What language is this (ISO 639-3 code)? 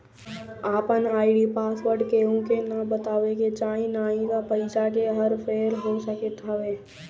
bho